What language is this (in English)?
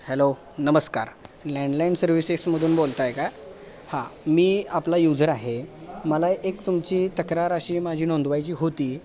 Marathi